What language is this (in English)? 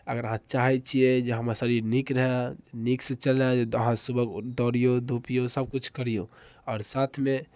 Maithili